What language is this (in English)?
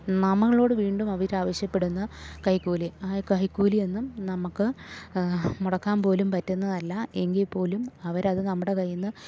Malayalam